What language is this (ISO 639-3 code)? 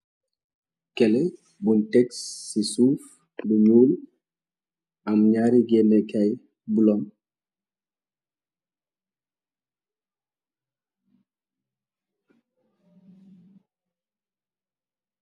wol